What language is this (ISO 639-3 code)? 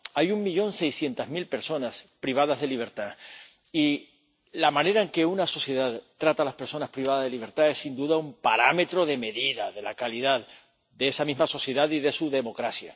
spa